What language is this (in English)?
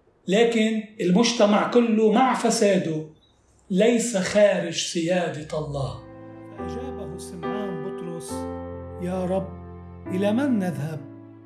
Arabic